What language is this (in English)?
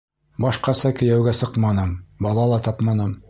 Bashkir